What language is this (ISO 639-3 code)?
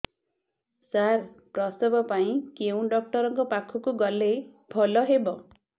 ori